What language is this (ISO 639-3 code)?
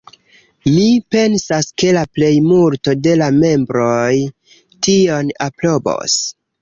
epo